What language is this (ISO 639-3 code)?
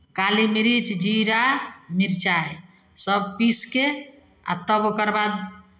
mai